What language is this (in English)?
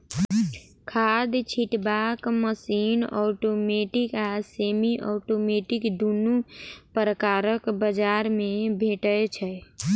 Maithili